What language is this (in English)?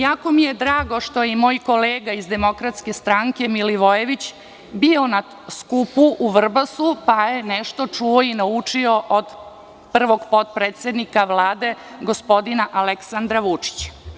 Serbian